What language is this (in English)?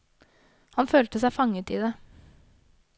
Norwegian